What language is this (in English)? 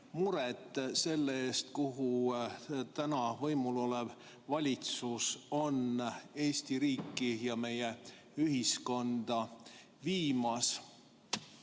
Estonian